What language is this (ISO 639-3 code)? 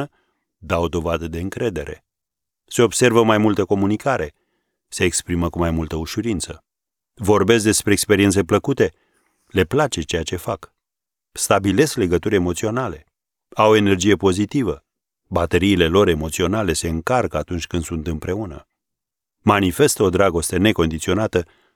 ron